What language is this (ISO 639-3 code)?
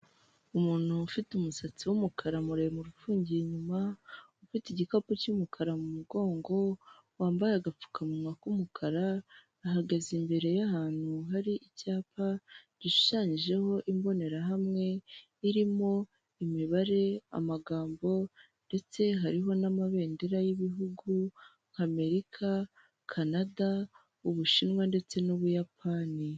kin